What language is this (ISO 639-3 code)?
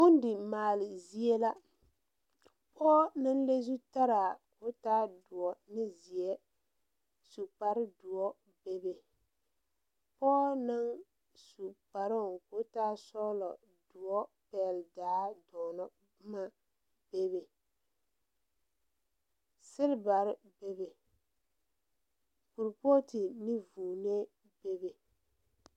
dga